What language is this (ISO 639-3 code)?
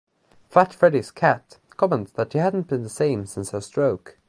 eng